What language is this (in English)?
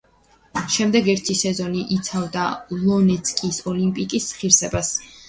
Georgian